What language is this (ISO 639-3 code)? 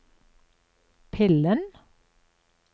nor